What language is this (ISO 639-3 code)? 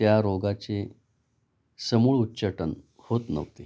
mar